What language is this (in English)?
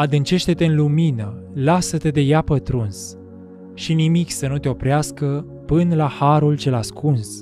Romanian